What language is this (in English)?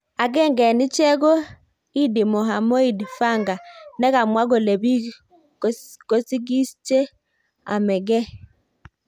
Kalenjin